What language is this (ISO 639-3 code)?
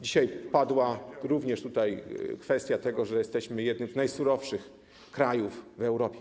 pol